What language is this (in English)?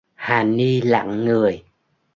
Vietnamese